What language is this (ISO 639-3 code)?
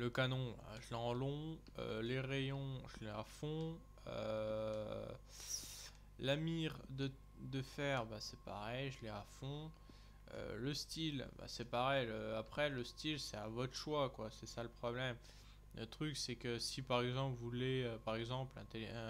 fra